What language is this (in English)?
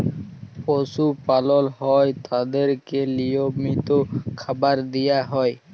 Bangla